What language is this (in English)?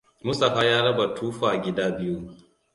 Hausa